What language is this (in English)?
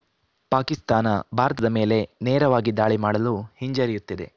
Kannada